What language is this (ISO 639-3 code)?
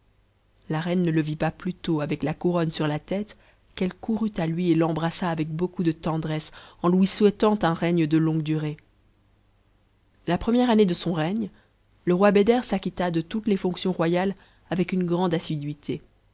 fra